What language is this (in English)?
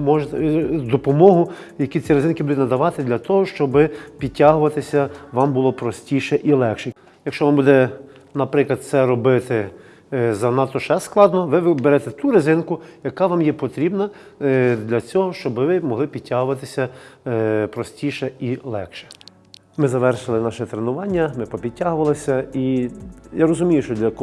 Ukrainian